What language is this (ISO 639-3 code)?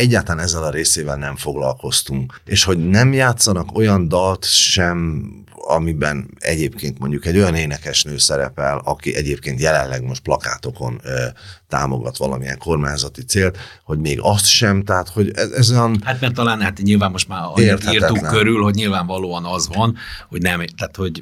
hun